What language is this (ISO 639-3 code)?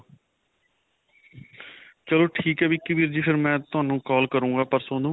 pan